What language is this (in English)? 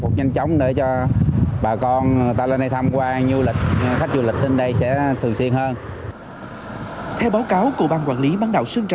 Vietnamese